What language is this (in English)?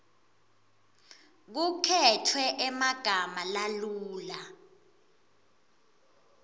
Swati